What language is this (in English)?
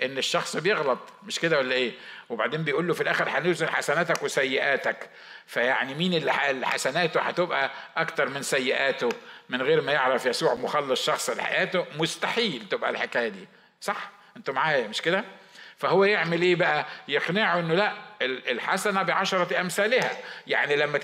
Arabic